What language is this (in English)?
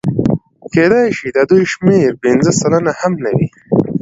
Pashto